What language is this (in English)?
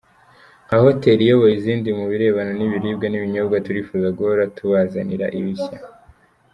Kinyarwanda